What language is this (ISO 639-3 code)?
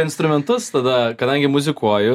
lit